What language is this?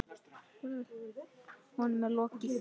Icelandic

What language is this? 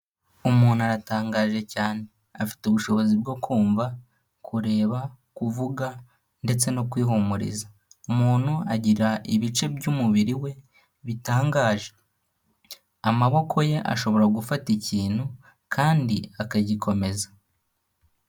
Kinyarwanda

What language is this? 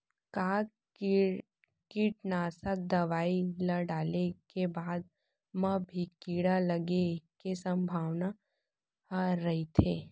Chhattisgarhi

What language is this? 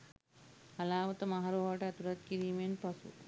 Sinhala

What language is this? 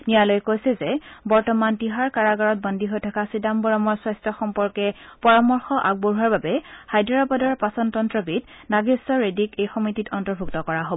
Assamese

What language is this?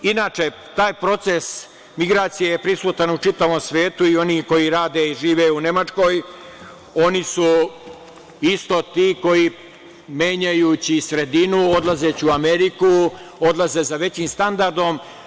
Serbian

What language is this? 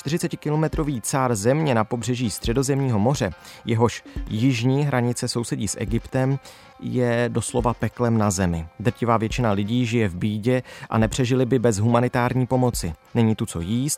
Czech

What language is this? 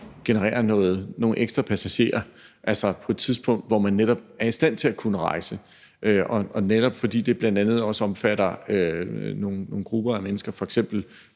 Danish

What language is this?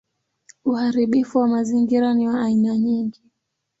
Swahili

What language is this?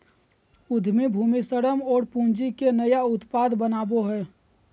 Magahi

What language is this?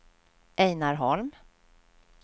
Swedish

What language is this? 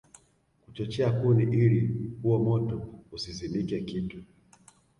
Swahili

